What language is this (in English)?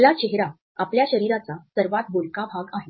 Marathi